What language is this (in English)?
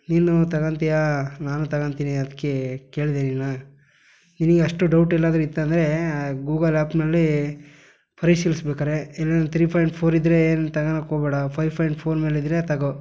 Kannada